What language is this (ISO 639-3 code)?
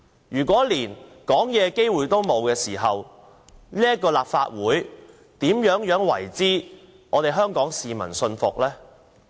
yue